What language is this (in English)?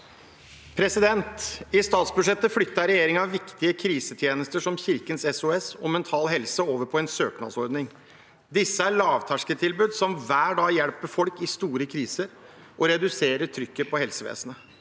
Norwegian